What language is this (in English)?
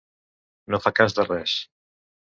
Catalan